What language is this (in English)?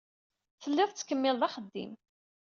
Kabyle